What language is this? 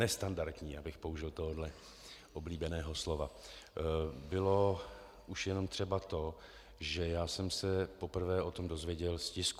Czech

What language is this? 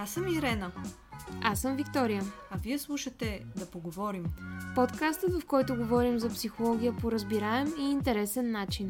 Bulgarian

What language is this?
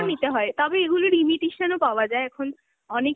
Bangla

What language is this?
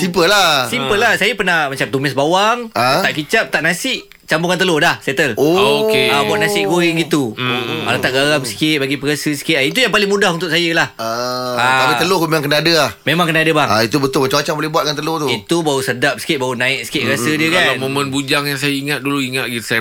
Malay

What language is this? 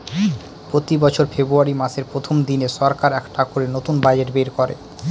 Bangla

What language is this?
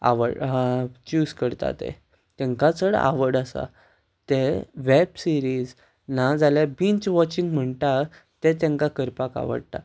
Konkani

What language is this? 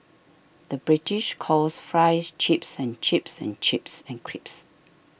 English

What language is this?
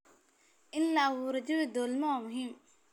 Somali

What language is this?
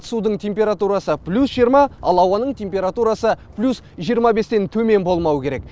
Kazakh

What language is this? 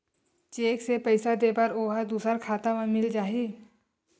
Chhattisgarhi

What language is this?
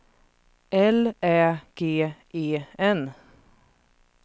Swedish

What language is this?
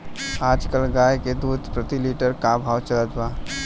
Bhojpuri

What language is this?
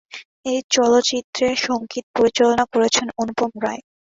Bangla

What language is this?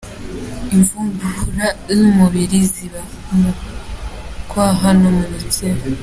Kinyarwanda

